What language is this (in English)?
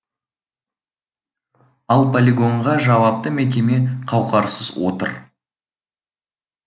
Kazakh